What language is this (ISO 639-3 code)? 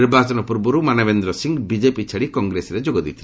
ori